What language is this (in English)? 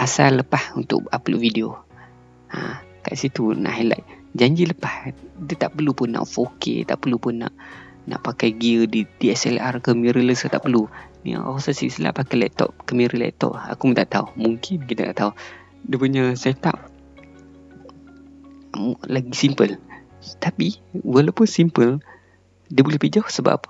Malay